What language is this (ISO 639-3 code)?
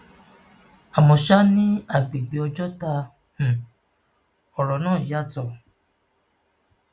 yor